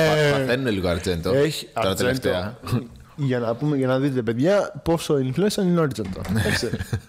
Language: Greek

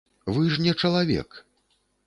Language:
Belarusian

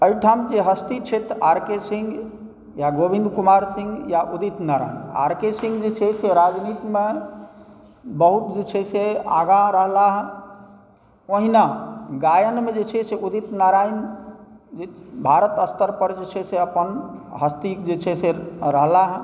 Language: Maithili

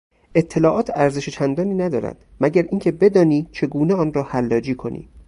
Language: Persian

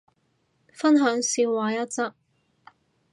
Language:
Cantonese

